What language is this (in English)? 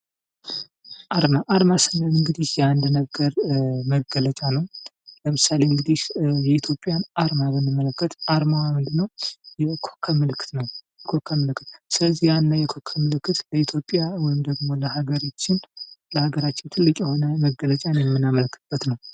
Amharic